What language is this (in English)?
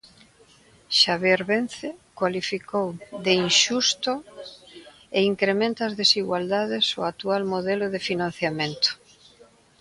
Galician